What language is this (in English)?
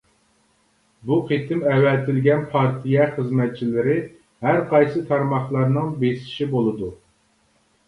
Uyghur